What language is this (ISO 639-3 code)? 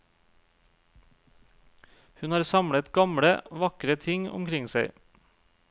nor